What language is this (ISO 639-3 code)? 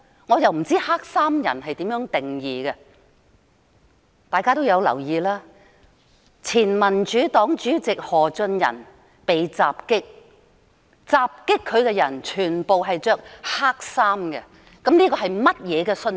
yue